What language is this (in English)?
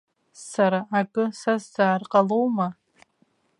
Abkhazian